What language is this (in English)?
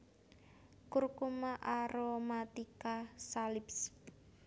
Javanese